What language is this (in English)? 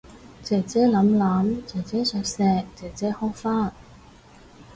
Cantonese